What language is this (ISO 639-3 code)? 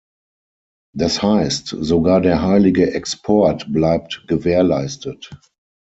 deu